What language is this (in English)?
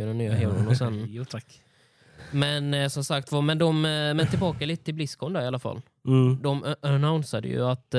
Swedish